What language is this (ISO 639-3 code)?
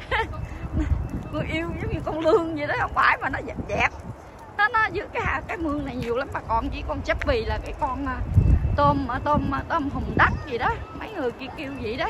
vie